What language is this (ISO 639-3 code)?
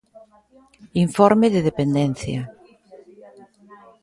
glg